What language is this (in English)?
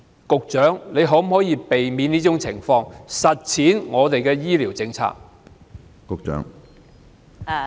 Cantonese